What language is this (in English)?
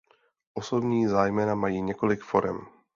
Czech